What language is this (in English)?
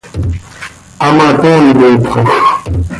Seri